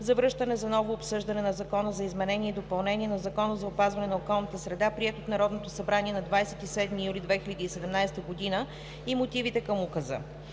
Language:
Bulgarian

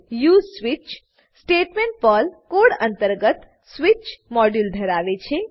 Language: Gujarati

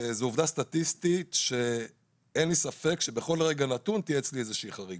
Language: Hebrew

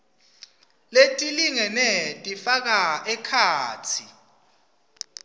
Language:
Swati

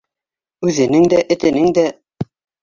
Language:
Bashkir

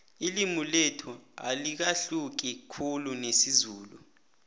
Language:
South Ndebele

